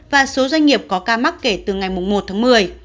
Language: Vietnamese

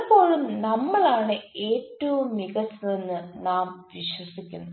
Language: Malayalam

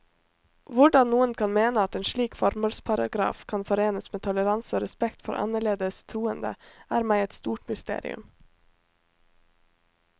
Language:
Norwegian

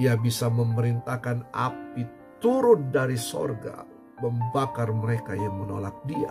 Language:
Indonesian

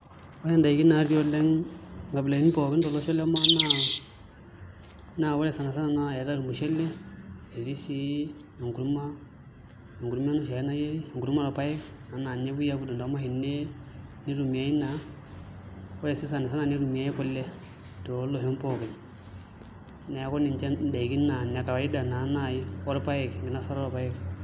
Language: Masai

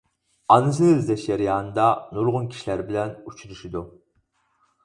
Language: Uyghur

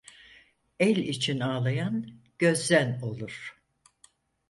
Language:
Turkish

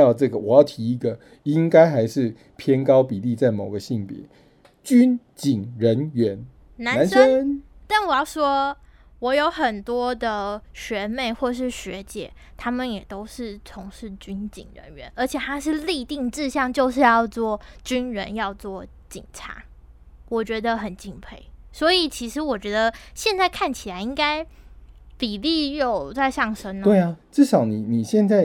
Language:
Chinese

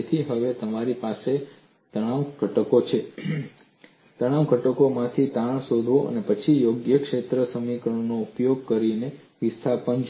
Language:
Gujarati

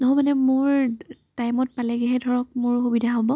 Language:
Assamese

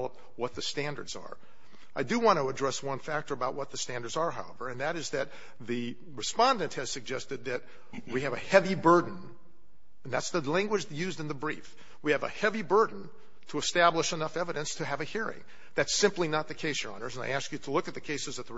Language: English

